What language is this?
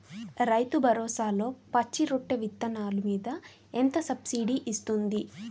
Telugu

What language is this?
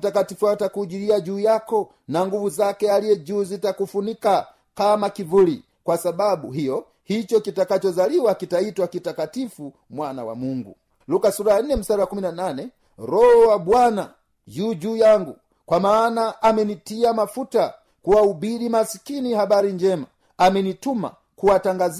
Swahili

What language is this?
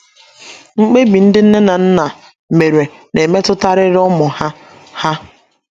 Igbo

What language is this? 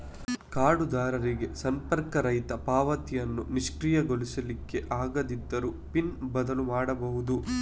Kannada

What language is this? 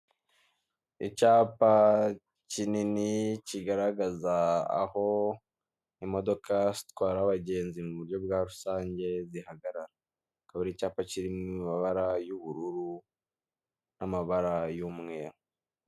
Kinyarwanda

